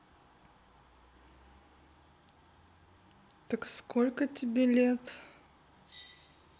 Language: Russian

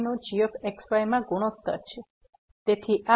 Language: Gujarati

